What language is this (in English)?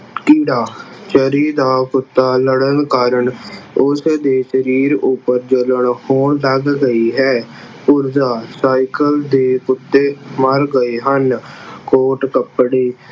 Punjabi